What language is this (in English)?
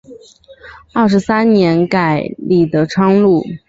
Chinese